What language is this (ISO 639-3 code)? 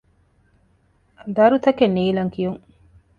div